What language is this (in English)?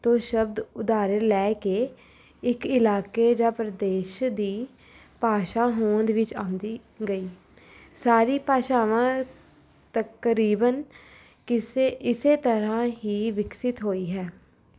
Punjabi